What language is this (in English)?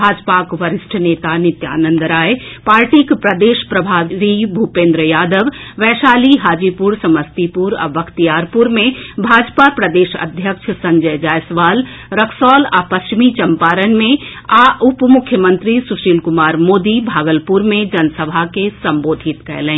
Maithili